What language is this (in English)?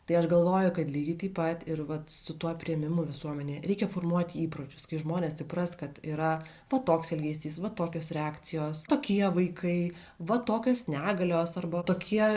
Lithuanian